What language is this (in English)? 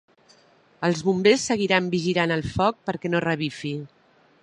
Catalan